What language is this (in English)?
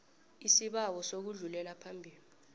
South Ndebele